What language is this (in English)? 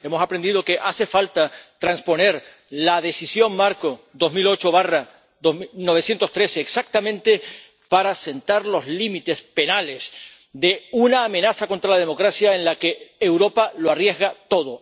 Spanish